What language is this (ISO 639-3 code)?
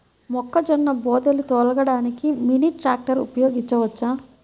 tel